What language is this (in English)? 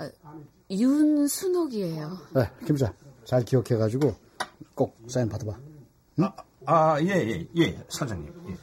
Korean